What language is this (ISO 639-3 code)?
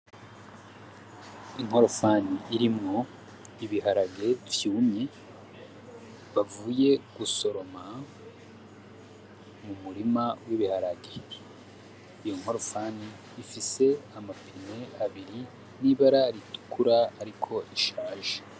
run